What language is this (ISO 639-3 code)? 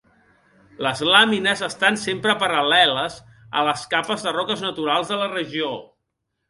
cat